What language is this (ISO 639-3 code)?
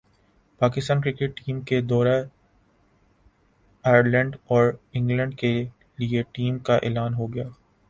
urd